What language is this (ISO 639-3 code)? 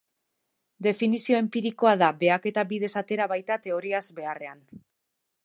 eus